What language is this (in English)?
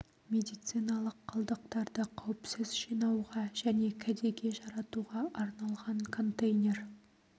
Kazakh